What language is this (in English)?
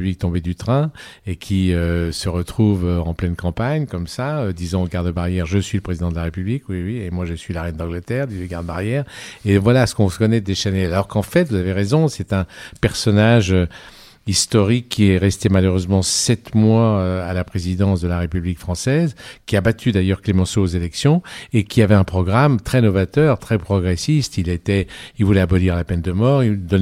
French